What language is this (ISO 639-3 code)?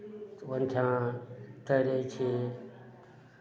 mai